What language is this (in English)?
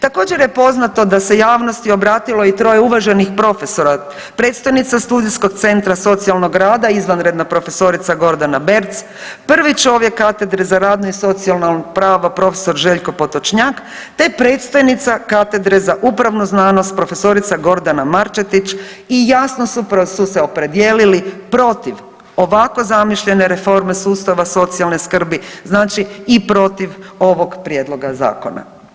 Croatian